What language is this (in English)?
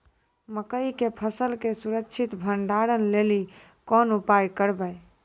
Maithili